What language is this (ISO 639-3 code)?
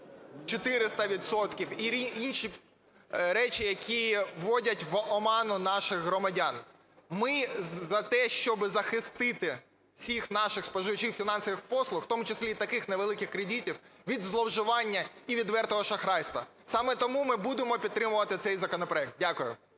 ukr